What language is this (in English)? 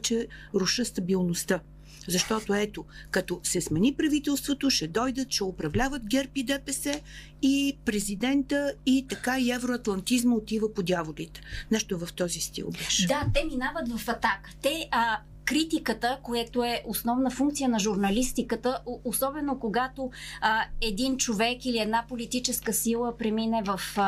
Bulgarian